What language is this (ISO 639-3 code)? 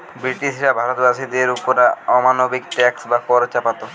ben